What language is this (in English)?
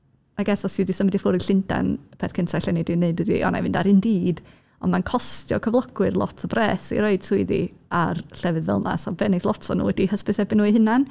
Welsh